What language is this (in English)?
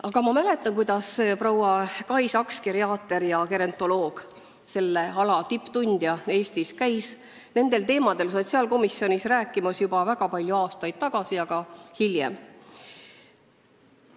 Estonian